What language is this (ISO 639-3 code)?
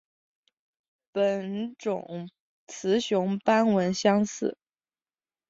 zho